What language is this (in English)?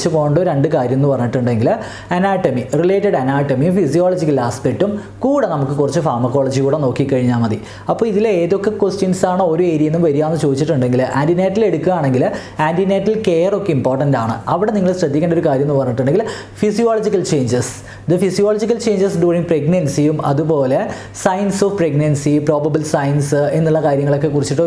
English